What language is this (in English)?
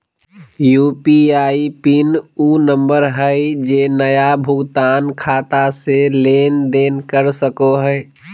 Magahi